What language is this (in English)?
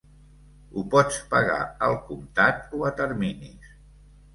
Catalan